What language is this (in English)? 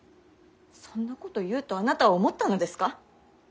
Japanese